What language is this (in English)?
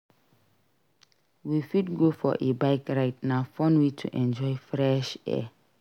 Nigerian Pidgin